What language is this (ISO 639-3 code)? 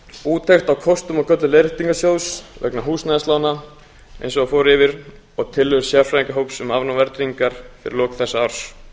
isl